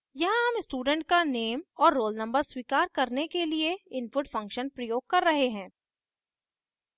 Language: Hindi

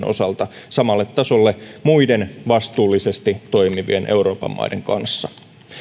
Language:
Finnish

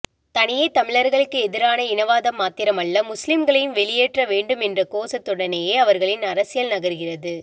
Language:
Tamil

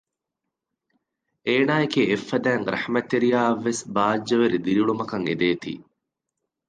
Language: Divehi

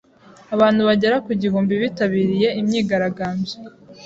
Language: Kinyarwanda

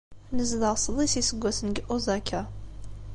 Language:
Kabyle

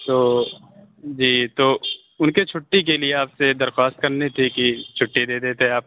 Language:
Urdu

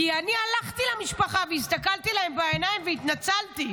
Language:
Hebrew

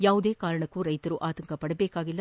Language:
Kannada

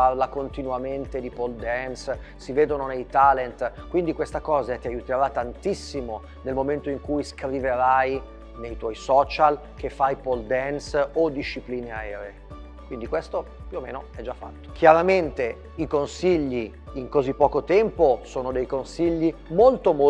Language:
Italian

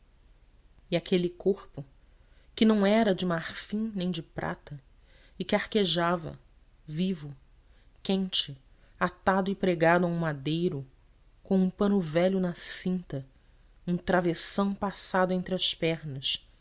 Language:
Portuguese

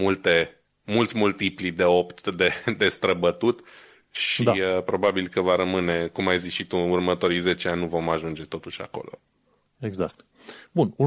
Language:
Romanian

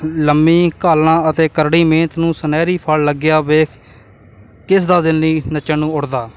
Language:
Punjabi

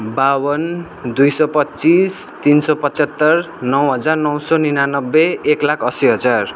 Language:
Nepali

